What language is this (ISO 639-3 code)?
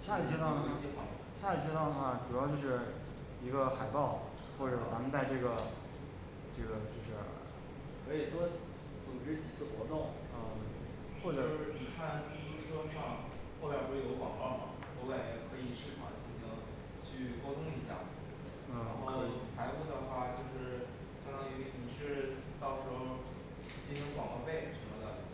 zho